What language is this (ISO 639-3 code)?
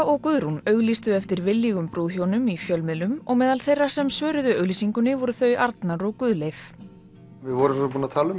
isl